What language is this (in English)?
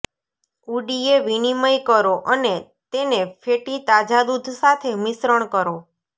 Gujarati